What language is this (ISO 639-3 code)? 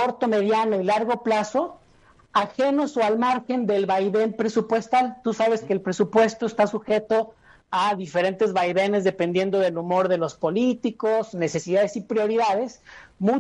spa